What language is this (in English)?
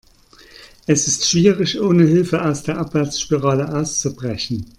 German